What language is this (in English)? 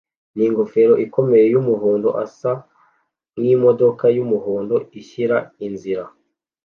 Kinyarwanda